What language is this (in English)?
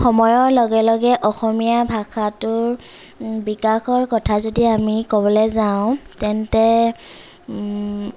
Assamese